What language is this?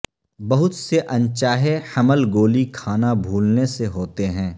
Urdu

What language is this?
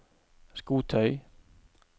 Norwegian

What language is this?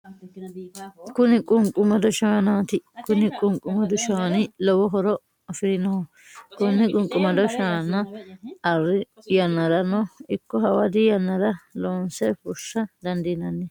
Sidamo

